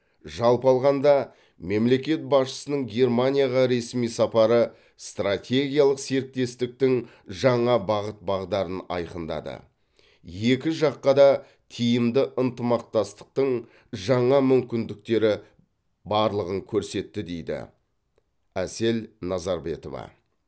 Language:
Kazakh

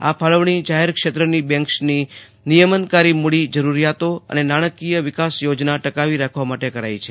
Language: Gujarati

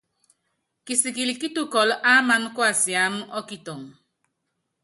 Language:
Yangben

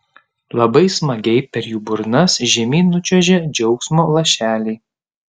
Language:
Lithuanian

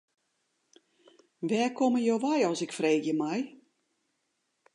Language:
Western Frisian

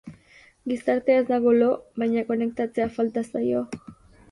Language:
Basque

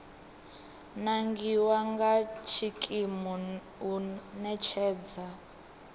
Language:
Venda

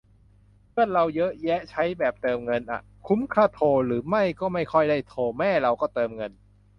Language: Thai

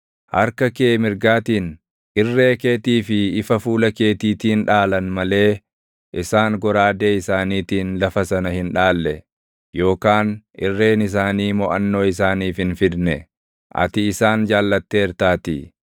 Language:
Oromo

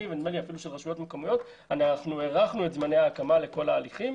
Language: Hebrew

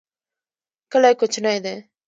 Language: Pashto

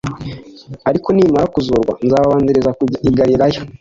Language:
Kinyarwanda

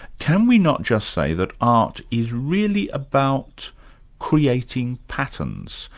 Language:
English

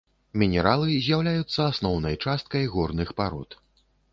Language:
Belarusian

